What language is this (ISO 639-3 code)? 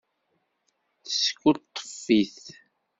kab